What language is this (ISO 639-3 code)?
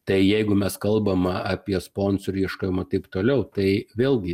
lit